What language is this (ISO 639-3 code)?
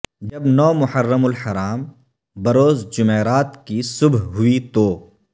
urd